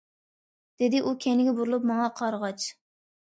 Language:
Uyghur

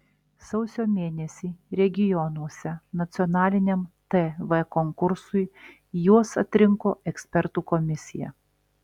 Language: Lithuanian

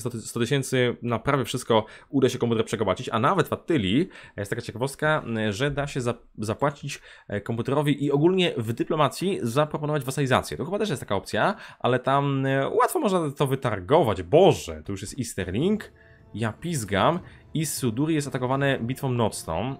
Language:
Polish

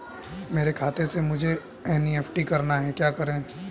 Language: Hindi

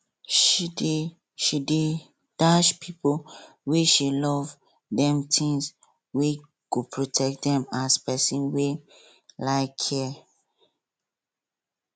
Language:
Nigerian Pidgin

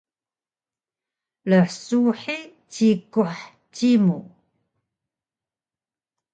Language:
Taroko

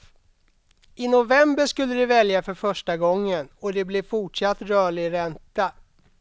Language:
Swedish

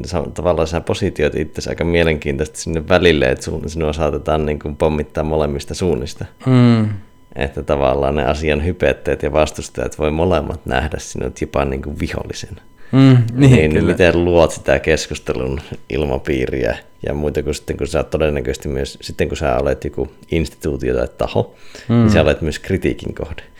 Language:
Finnish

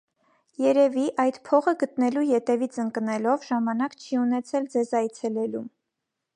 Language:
Armenian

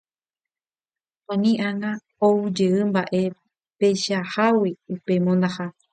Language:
Guarani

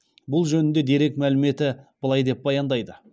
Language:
Kazakh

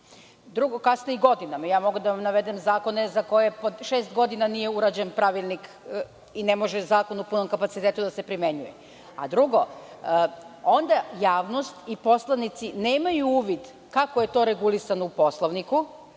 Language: Serbian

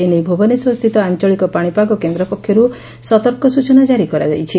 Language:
Odia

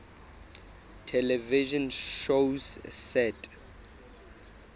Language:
Southern Sotho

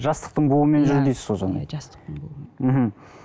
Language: Kazakh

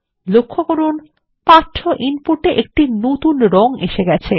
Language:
Bangla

